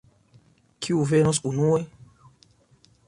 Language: Esperanto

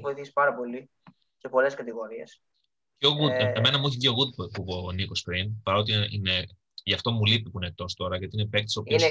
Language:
Greek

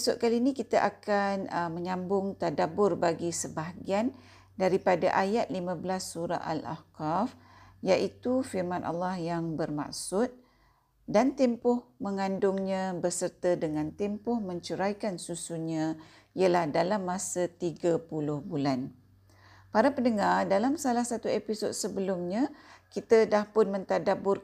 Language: Malay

